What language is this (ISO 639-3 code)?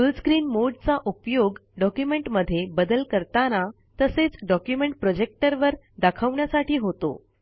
mar